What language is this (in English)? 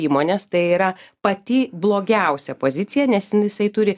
Lithuanian